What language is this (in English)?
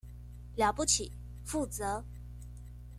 Chinese